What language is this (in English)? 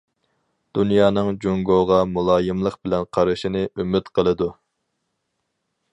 Uyghur